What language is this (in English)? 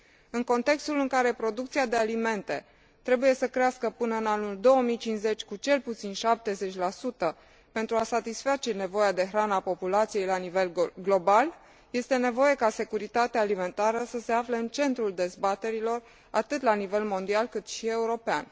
Romanian